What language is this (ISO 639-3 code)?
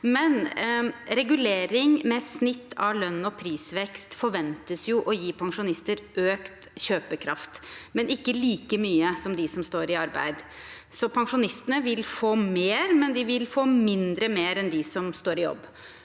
nor